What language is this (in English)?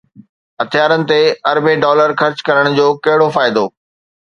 Sindhi